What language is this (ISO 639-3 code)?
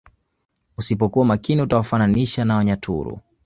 swa